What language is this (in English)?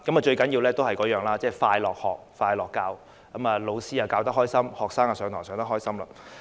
Cantonese